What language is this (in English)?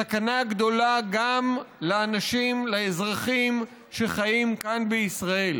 Hebrew